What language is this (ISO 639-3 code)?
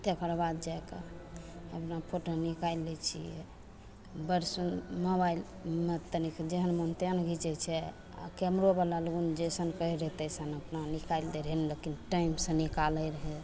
mai